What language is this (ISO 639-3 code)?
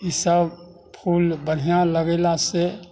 mai